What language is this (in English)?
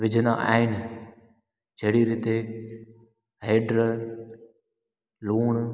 Sindhi